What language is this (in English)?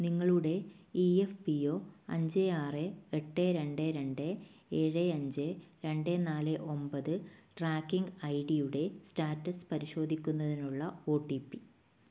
Malayalam